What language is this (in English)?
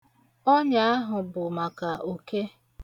Igbo